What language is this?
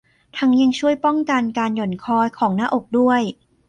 Thai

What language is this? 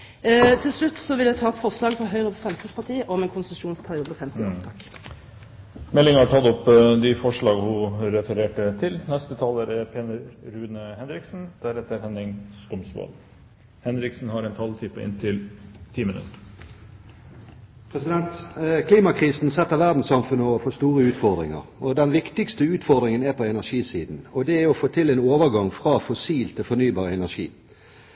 Norwegian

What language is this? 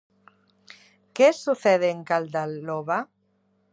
Galician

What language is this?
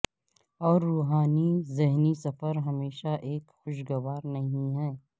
Urdu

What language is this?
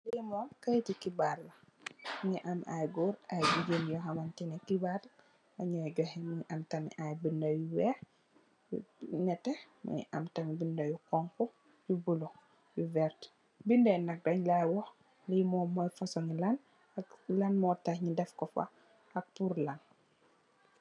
Wolof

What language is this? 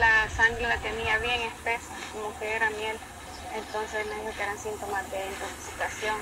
Spanish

